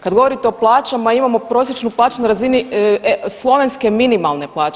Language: Croatian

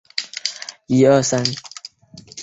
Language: Chinese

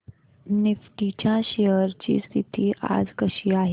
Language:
Marathi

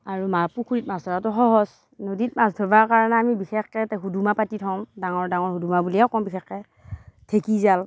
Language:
Assamese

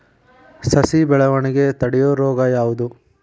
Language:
Kannada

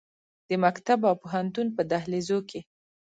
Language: Pashto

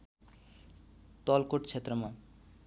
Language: Nepali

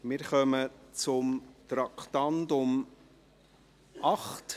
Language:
Swiss German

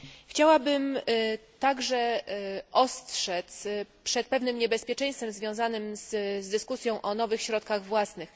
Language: Polish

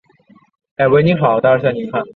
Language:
Chinese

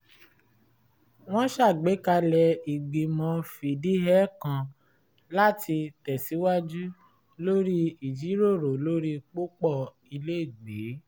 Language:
Yoruba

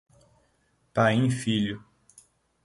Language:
Portuguese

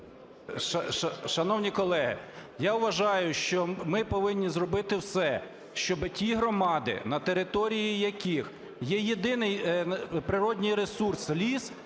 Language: Ukrainian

